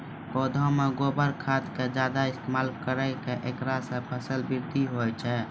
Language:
Maithili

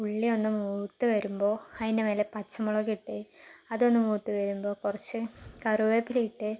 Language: Malayalam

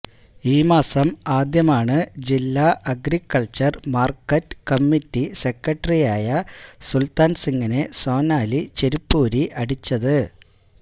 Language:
Malayalam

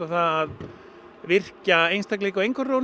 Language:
Icelandic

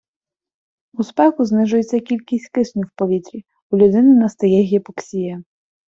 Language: Ukrainian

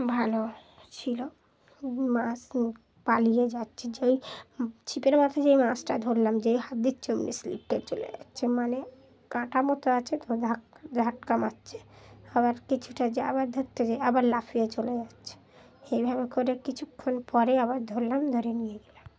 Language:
Bangla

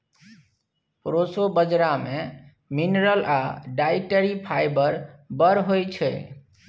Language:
Maithili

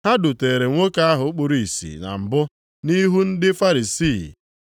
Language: Igbo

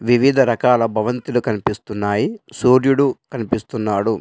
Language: Telugu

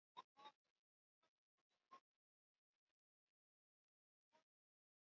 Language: Swahili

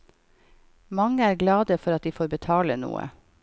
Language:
Norwegian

